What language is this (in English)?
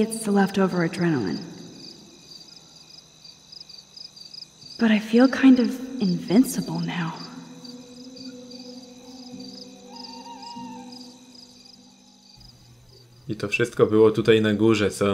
Polish